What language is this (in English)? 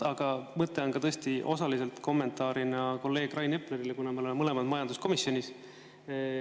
Estonian